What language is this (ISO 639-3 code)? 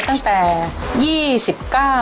tha